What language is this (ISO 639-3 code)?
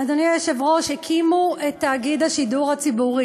heb